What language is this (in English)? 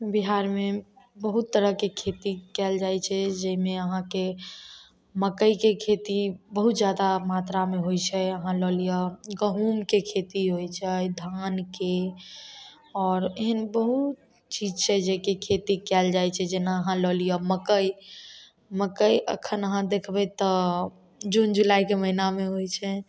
Maithili